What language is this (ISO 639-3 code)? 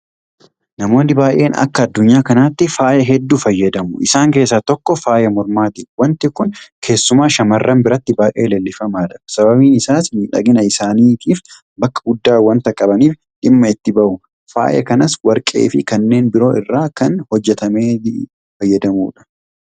orm